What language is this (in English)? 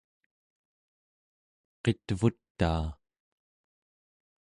Central Yupik